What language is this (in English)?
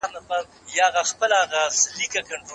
Pashto